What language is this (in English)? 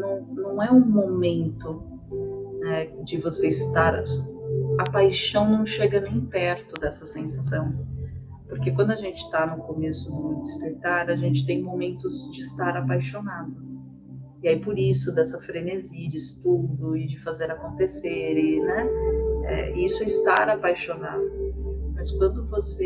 Portuguese